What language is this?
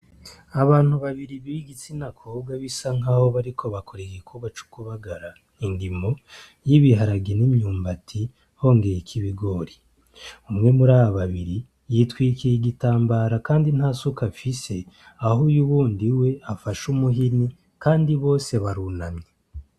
Rundi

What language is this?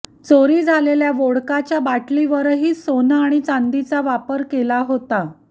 Marathi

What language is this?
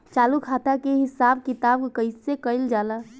Bhojpuri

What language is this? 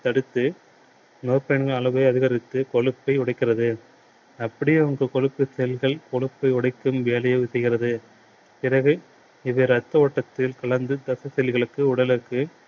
Tamil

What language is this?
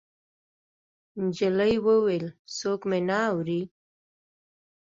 Pashto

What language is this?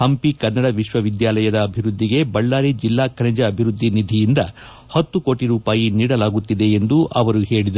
Kannada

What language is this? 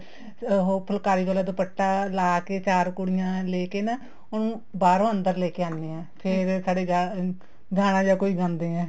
Punjabi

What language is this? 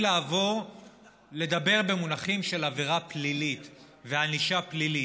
Hebrew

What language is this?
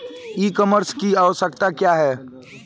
Bhojpuri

